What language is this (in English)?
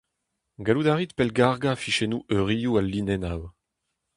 Breton